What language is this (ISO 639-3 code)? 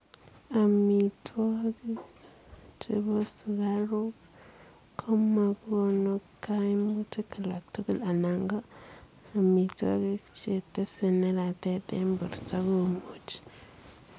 kln